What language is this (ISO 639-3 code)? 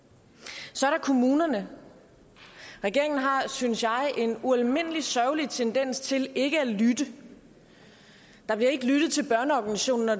dan